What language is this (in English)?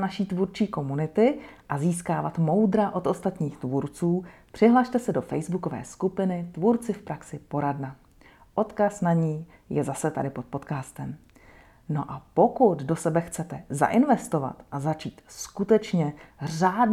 Czech